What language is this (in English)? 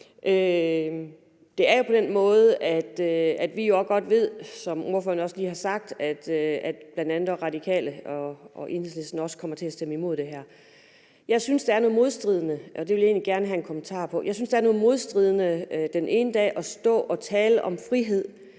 Danish